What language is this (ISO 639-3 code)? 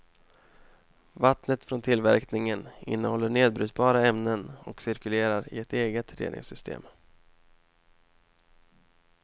swe